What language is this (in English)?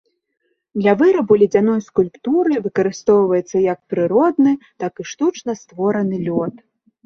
Belarusian